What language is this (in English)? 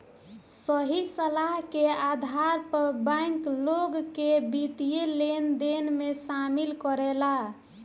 Bhojpuri